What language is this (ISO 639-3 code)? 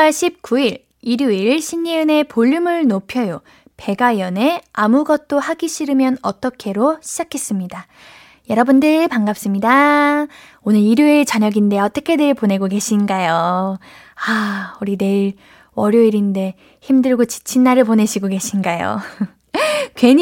kor